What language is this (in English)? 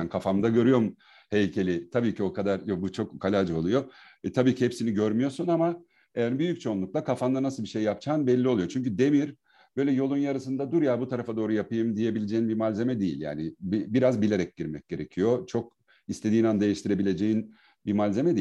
Turkish